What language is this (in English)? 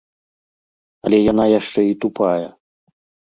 Belarusian